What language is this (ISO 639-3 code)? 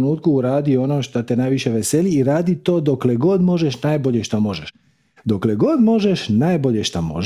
hrv